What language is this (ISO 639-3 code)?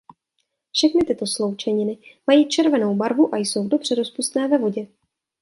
ces